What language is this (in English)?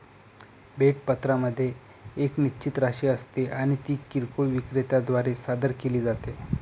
Marathi